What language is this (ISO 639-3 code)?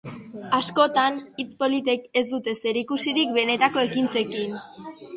eus